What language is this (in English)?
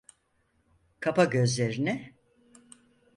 Turkish